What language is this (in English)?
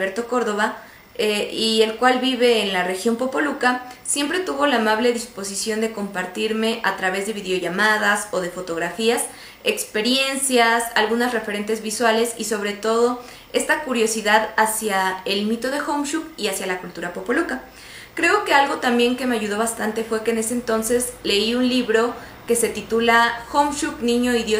Spanish